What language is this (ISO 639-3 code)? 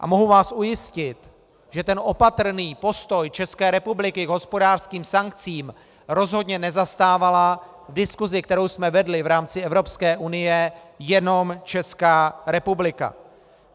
ces